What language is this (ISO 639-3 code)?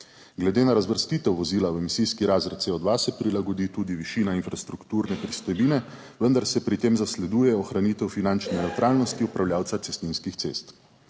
slv